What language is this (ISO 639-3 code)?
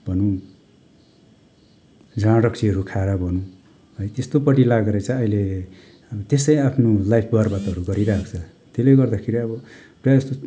nep